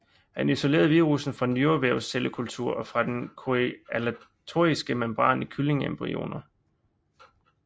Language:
Danish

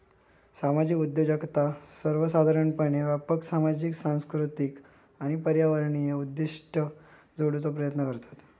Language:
Marathi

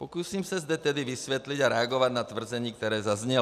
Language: Czech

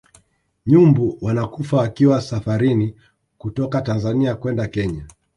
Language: Swahili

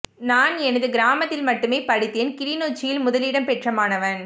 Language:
Tamil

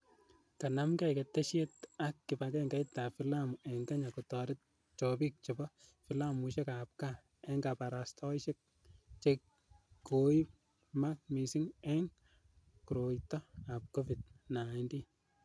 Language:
Kalenjin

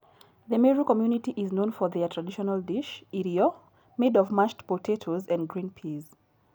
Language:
Kikuyu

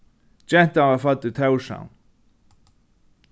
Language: Faroese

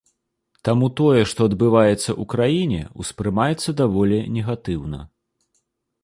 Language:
Belarusian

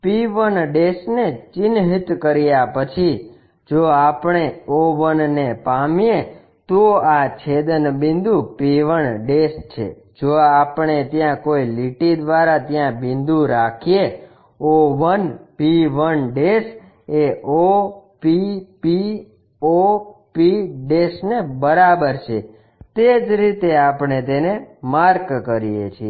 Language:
Gujarati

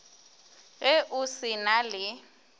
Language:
Northern Sotho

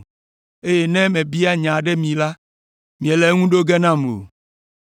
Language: Ewe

